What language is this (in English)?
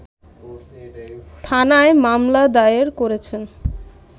Bangla